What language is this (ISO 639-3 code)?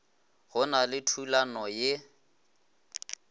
nso